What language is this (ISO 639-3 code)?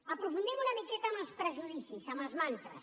cat